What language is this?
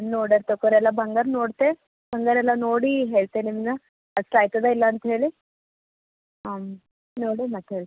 Kannada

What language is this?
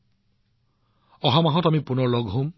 Assamese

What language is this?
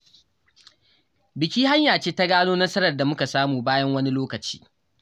Hausa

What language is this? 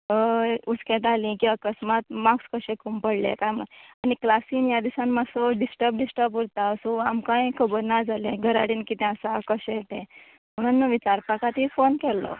Konkani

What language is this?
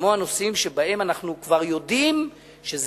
Hebrew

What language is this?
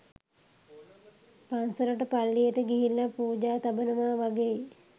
Sinhala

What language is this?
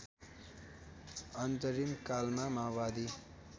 Nepali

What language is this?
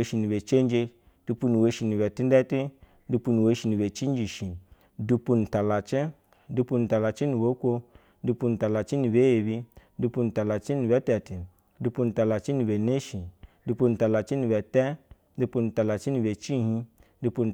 Basa (Nigeria)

